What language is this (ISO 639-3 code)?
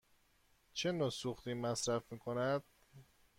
fas